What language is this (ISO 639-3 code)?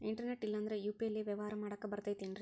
kan